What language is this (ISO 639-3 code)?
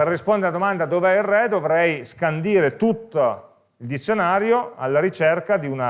ita